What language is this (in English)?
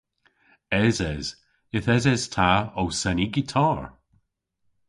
Cornish